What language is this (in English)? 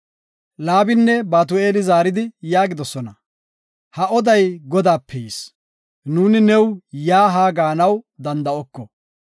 Gofa